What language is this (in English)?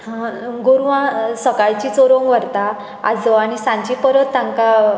Konkani